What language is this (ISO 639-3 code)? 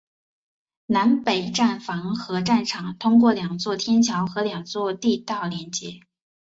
zho